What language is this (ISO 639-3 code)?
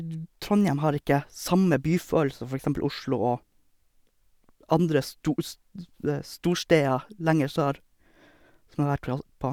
nor